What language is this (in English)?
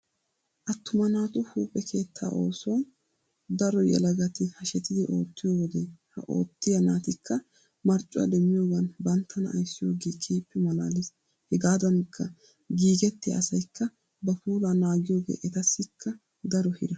Wolaytta